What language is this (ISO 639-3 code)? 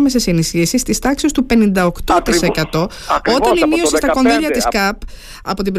ell